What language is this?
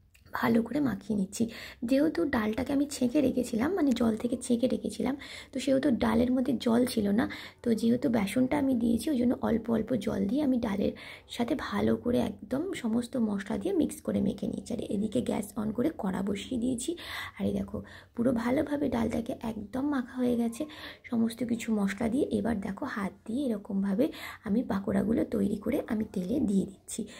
Romanian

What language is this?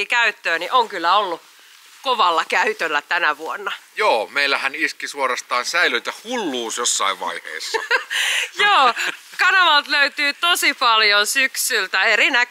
Finnish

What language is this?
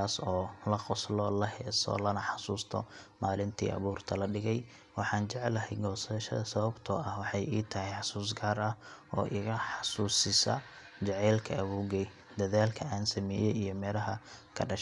Somali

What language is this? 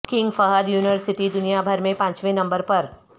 Urdu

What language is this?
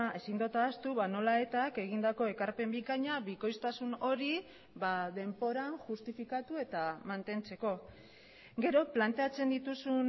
Basque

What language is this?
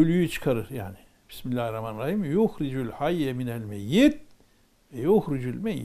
Turkish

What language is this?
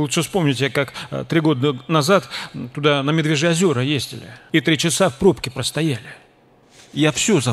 Russian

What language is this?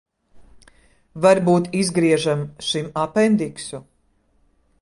Latvian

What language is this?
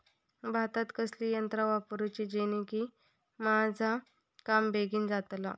Marathi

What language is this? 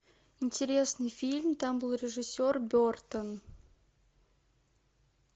Russian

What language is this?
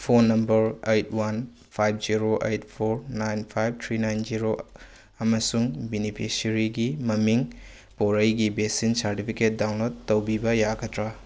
Manipuri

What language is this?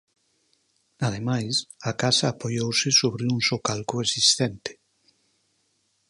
Galician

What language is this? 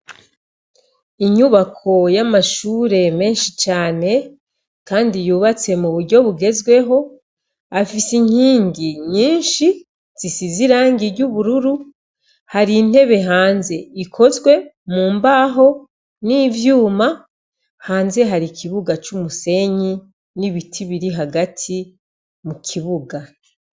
Rundi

